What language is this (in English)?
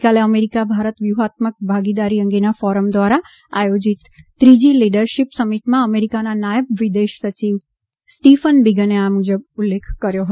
Gujarati